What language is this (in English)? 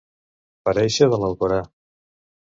Catalan